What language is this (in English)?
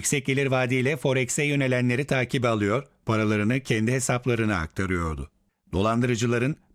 Turkish